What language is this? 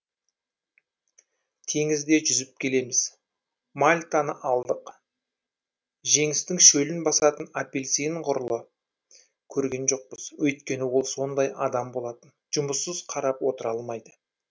Kazakh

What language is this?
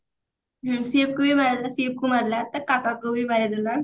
Odia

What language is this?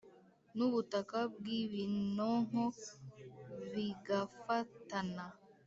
Kinyarwanda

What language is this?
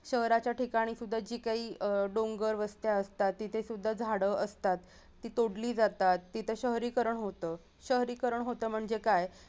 Marathi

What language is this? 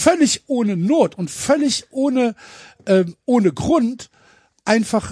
German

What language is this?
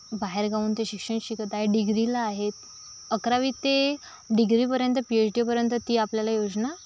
Marathi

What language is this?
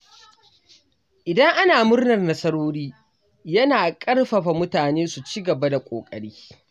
Hausa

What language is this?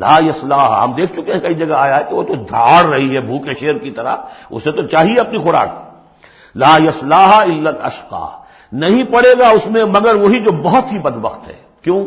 Urdu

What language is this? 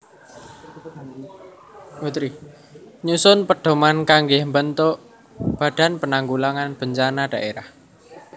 Javanese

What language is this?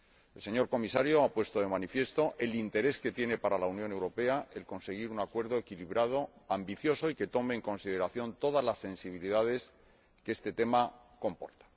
Spanish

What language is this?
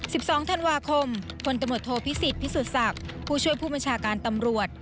Thai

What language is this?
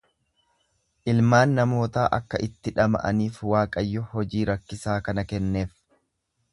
Oromo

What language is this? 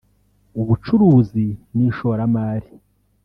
Kinyarwanda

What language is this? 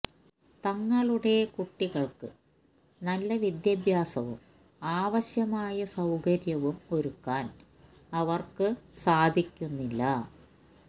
Malayalam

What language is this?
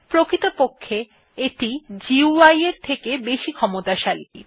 Bangla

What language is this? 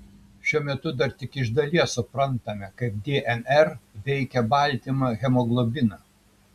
Lithuanian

